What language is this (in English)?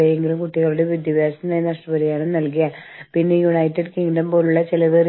Malayalam